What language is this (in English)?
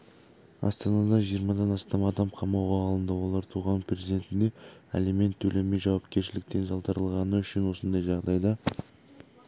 Kazakh